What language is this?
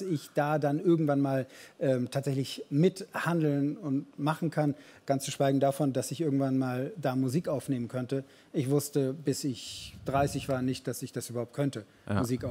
German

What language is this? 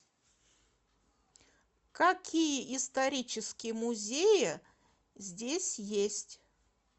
Russian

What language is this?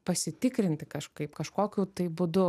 Lithuanian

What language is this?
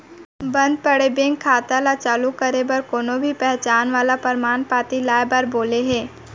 Chhattisgarhi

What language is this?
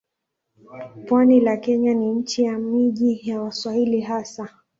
Swahili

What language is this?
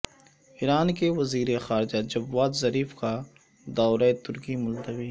Urdu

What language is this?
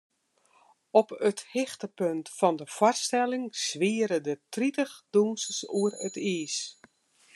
Western Frisian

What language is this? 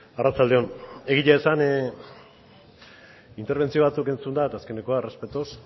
Basque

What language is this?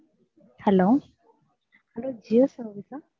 Tamil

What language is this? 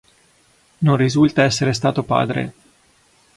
Italian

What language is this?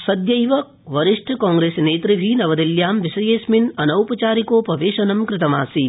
Sanskrit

